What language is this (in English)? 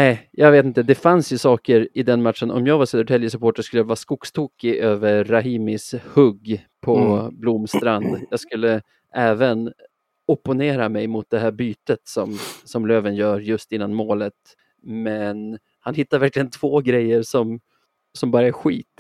Swedish